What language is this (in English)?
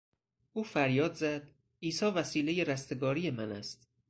Persian